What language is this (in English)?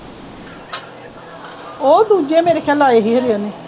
Punjabi